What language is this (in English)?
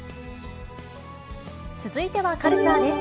Japanese